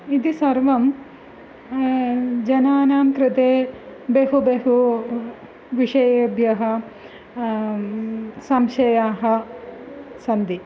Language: Sanskrit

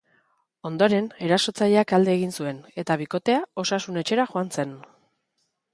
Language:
Basque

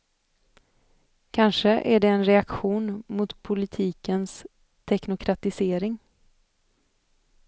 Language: Swedish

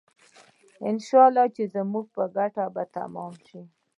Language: Pashto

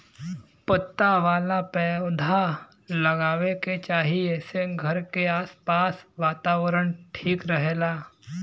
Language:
Bhojpuri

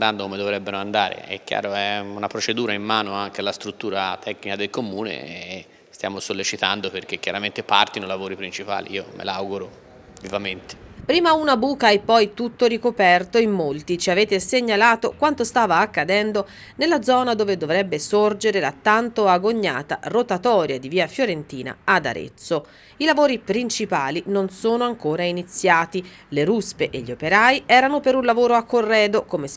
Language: Italian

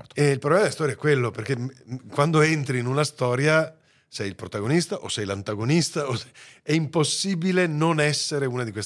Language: Italian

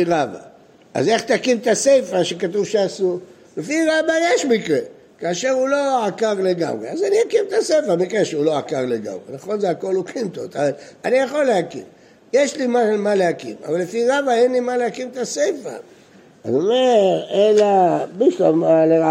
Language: Hebrew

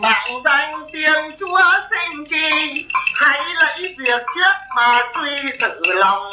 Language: Vietnamese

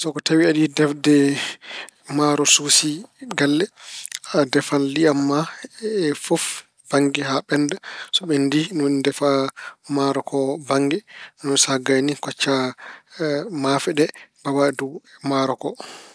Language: Fula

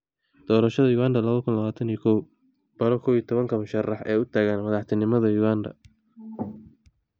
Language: Somali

